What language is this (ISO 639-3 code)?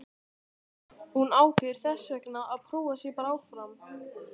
isl